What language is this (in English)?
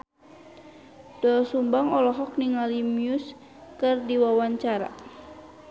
Sundanese